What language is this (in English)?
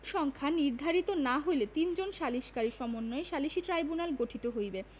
Bangla